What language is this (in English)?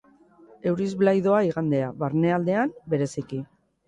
Basque